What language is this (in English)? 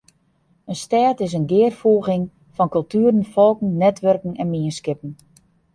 Western Frisian